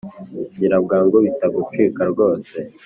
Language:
Kinyarwanda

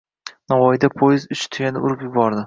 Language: Uzbek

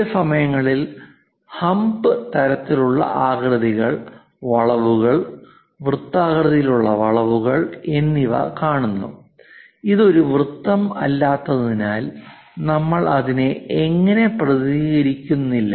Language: Malayalam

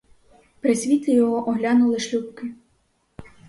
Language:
Ukrainian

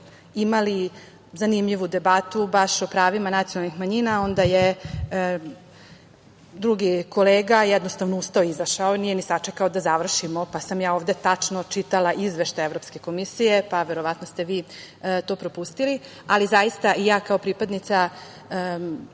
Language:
Serbian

